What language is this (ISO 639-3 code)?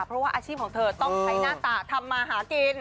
tha